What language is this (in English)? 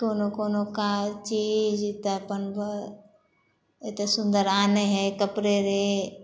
Maithili